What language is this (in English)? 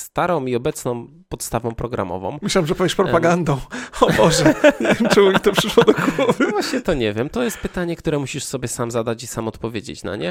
Polish